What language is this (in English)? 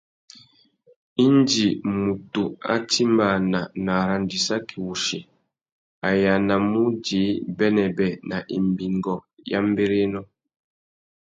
Tuki